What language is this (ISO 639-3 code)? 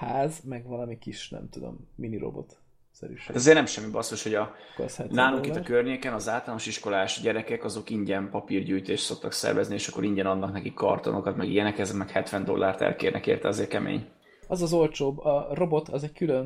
hun